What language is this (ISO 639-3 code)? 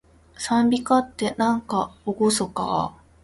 jpn